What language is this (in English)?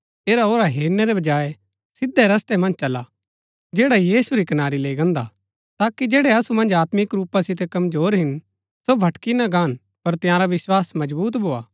Gaddi